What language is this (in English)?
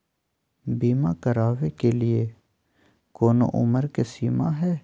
Magahi